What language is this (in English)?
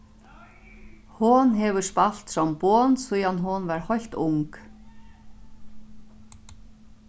Faroese